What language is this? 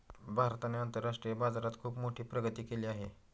Marathi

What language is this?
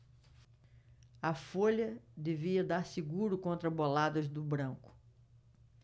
Portuguese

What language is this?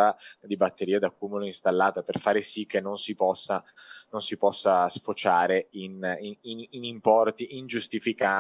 Italian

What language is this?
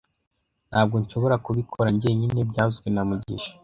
Kinyarwanda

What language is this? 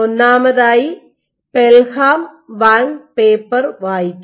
Malayalam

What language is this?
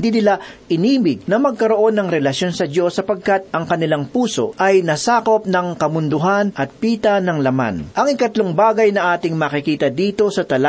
Filipino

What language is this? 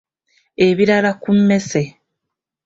Ganda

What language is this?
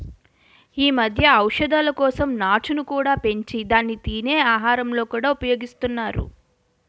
Telugu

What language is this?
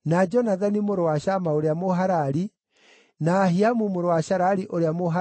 Kikuyu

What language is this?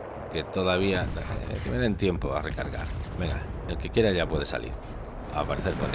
Spanish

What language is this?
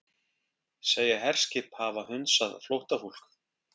Icelandic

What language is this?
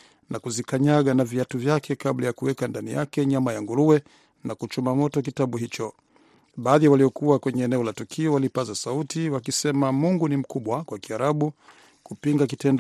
Swahili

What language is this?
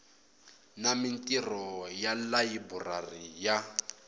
Tsonga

